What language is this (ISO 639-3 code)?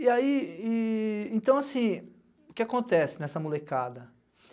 por